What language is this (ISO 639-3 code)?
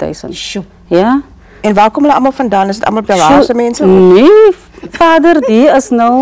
nld